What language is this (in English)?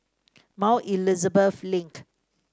English